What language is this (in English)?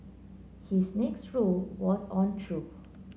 English